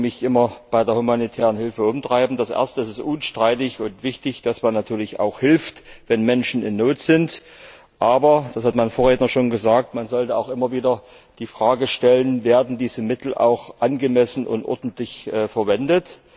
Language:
German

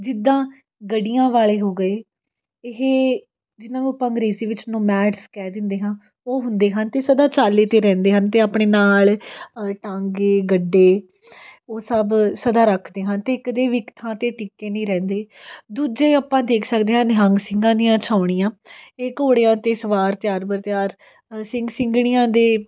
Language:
Punjabi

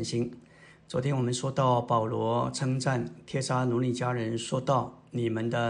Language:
Chinese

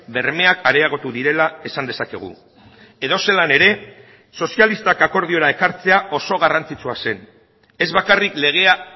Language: Basque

